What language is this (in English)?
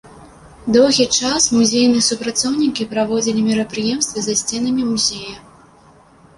Belarusian